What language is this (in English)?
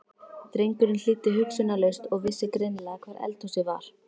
Icelandic